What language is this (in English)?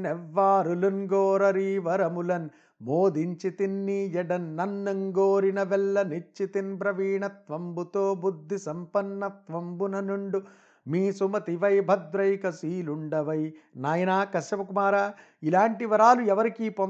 Telugu